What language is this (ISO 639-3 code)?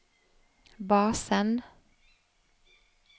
nor